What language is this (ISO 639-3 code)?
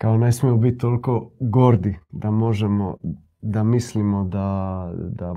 hrv